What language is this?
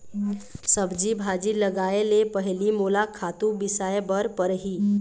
Chhattisgarhi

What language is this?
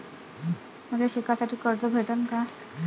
Marathi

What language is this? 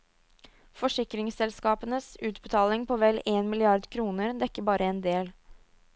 Norwegian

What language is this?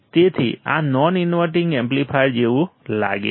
Gujarati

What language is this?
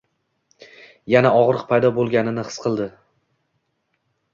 Uzbek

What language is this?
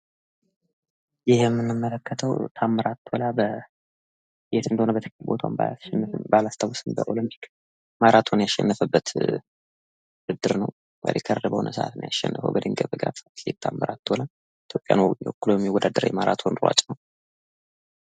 Amharic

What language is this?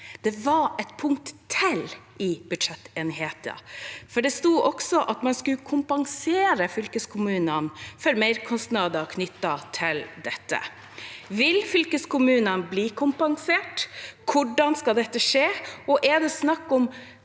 Norwegian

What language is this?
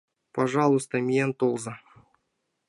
Mari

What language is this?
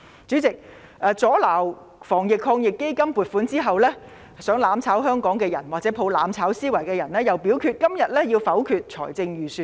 Cantonese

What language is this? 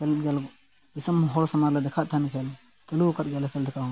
Santali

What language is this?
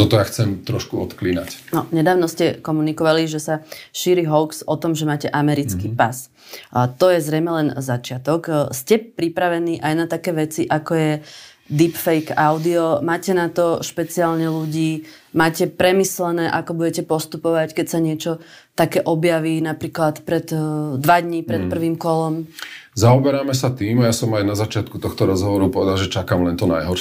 Slovak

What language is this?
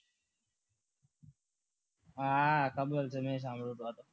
Gujarati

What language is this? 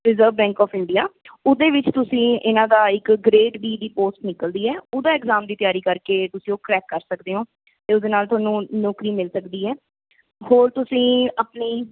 Punjabi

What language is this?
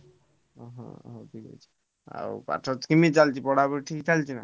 Odia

